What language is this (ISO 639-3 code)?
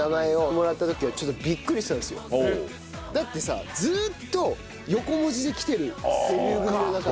jpn